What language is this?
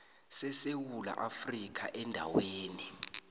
South Ndebele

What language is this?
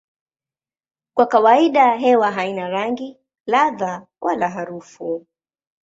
Swahili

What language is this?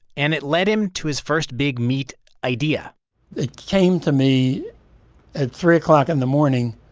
English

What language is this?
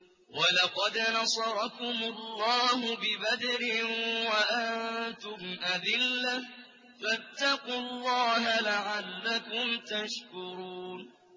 Arabic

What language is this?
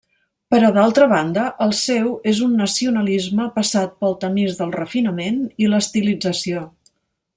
Catalan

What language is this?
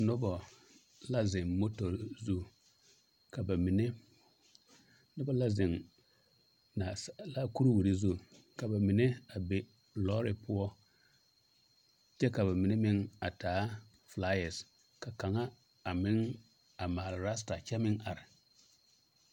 Southern Dagaare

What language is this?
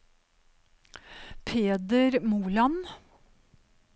Norwegian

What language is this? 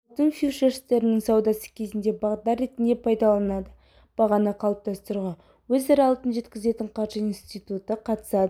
Kazakh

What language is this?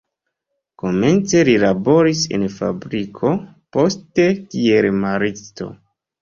Esperanto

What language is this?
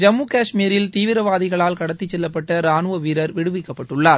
Tamil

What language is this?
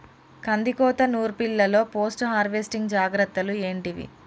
Telugu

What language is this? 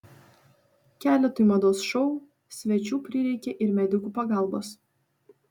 Lithuanian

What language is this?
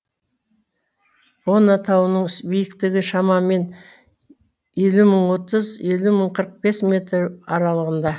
Kazakh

